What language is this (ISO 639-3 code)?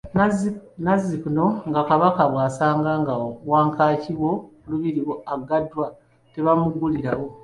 lug